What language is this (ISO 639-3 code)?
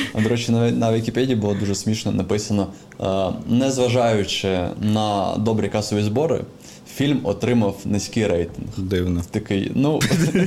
ukr